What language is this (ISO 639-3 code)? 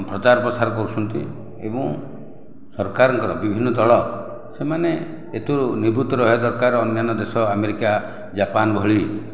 ori